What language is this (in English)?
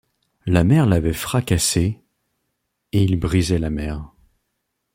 French